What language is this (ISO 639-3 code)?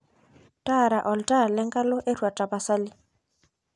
mas